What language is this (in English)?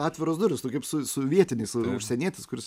Lithuanian